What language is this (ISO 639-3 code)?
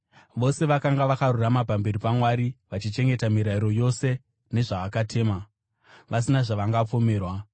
sna